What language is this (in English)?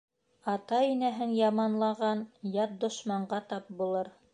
Bashkir